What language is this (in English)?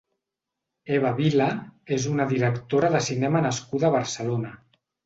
Catalan